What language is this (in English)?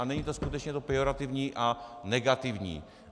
Czech